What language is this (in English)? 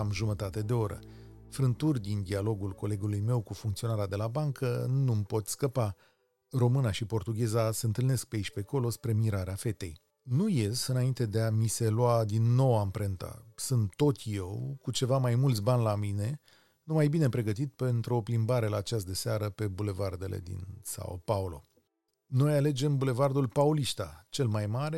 Romanian